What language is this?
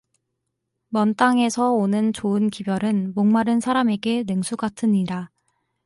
Korean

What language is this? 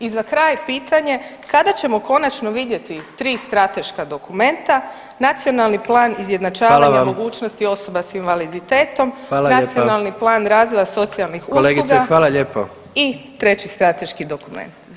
Croatian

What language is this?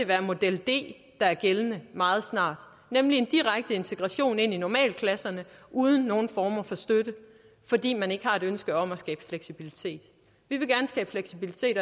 Danish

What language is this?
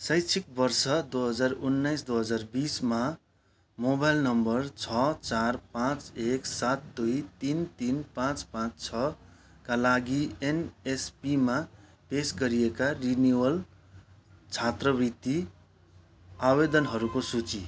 Nepali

